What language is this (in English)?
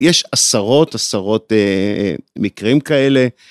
Hebrew